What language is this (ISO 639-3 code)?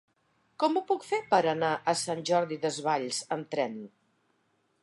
cat